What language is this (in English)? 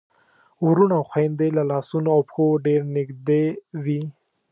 Pashto